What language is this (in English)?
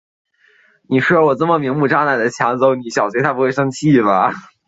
Chinese